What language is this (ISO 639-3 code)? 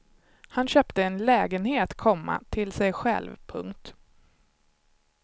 swe